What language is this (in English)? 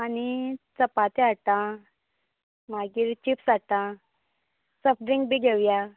Konkani